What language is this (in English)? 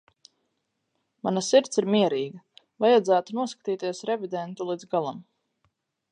Latvian